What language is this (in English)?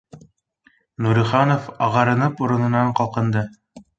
Bashkir